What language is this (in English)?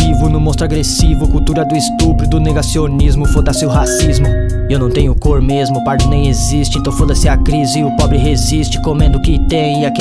Portuguese